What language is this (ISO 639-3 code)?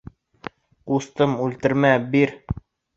bak